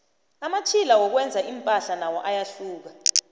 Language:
South Ndebele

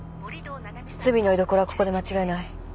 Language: Japanese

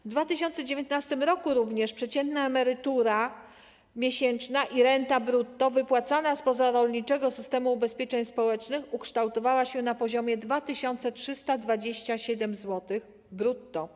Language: Polish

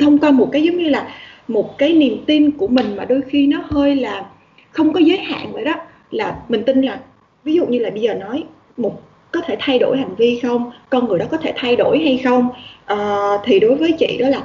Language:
Vietnamese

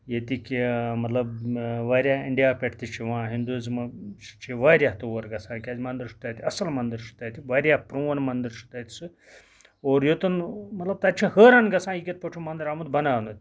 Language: Kashmiri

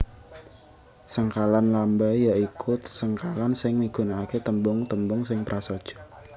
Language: Javanese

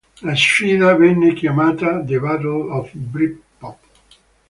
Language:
Italian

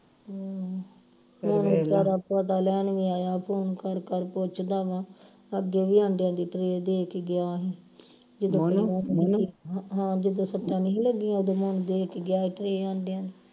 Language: Punjabi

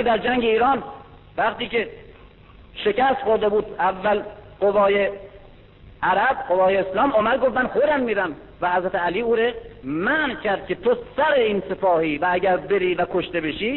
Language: Persian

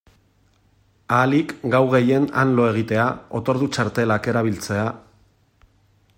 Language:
Basque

